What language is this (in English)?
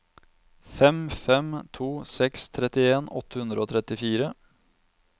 Norwegian